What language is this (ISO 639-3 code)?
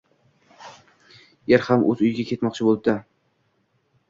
uzb